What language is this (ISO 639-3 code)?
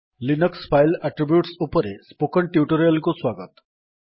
ori